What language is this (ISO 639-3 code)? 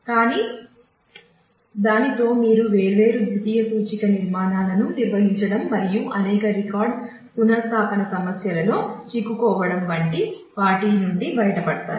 tel